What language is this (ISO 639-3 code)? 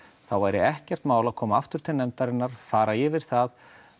isl